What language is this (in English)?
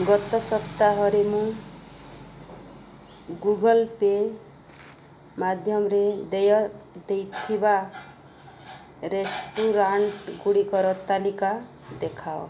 Odia